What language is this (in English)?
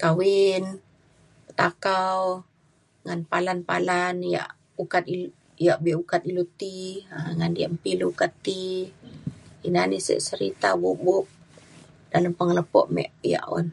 Mainstream Kenyah